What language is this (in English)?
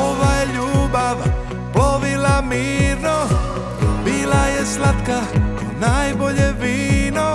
Croatian